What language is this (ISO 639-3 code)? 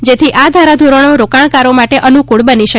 guj